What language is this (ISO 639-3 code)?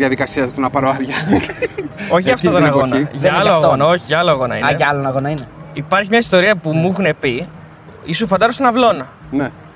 ell